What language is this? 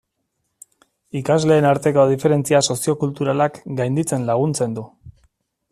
Basque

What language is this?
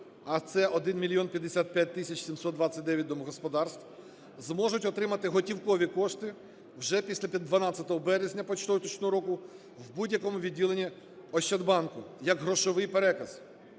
Ukrainian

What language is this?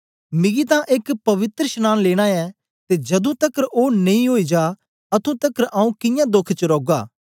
Dogri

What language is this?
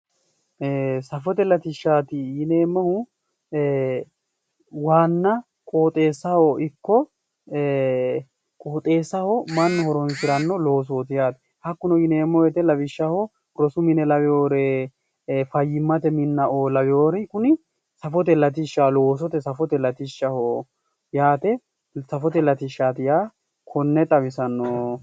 Sidamo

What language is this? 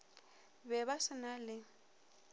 Northern Sotho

